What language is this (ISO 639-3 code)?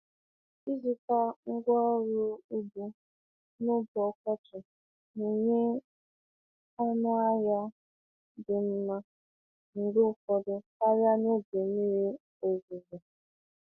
ibo